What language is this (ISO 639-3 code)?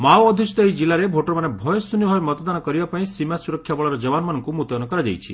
ori